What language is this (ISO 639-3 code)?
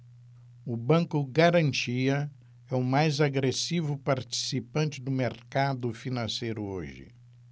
por